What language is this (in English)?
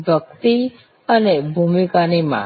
Gujarati